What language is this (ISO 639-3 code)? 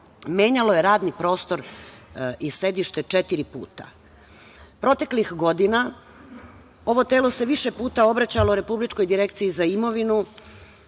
srp